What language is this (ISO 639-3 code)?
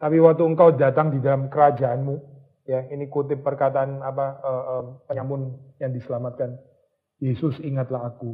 ind